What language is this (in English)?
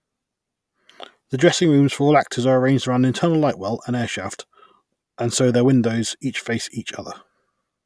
English